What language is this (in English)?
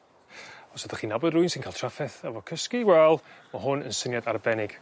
Welsh